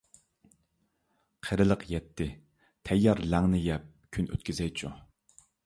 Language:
Uyghur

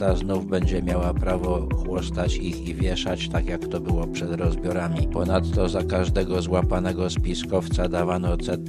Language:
Polish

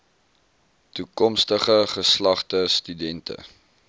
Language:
Afrikaans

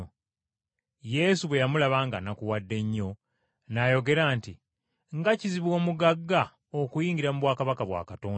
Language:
Ganda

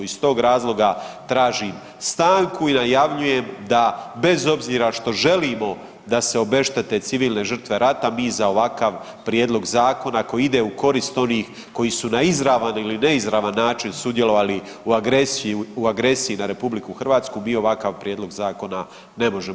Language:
Croatian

